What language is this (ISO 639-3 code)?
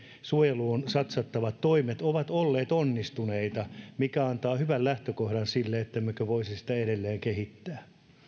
fin